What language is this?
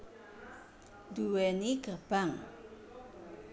Javanese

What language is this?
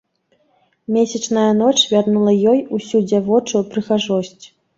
Belarusian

